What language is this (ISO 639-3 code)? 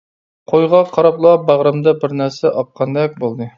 uig